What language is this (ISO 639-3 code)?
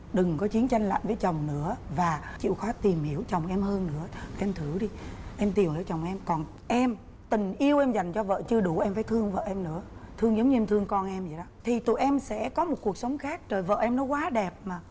vie